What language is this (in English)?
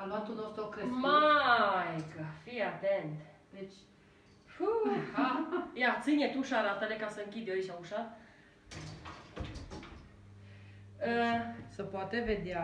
Romanian